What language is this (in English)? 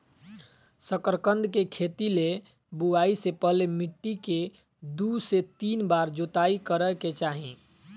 Magahi